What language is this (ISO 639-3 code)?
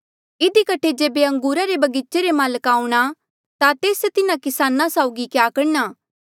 mjl